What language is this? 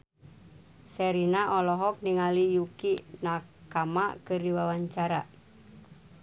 Sundanese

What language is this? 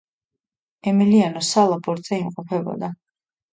Georgian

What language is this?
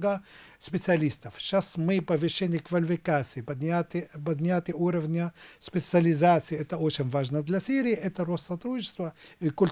Russian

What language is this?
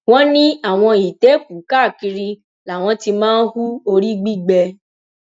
Yoruba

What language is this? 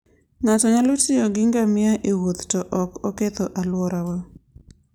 Luo (Kenya and Tanzania)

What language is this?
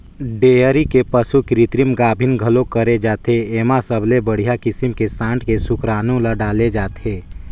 Chhattisgarhi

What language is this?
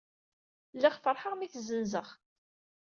Kabyle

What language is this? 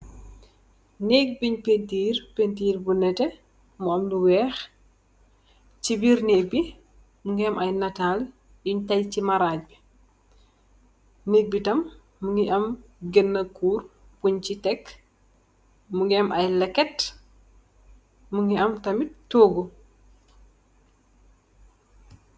Wolof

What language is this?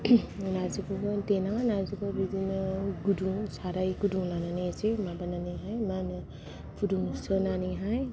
Bodo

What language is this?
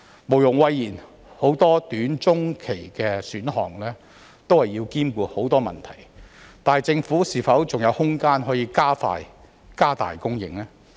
Cantonese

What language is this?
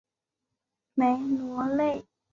Chinese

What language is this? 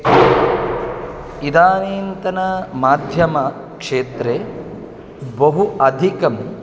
Sanskrit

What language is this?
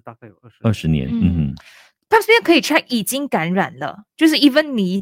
Chinese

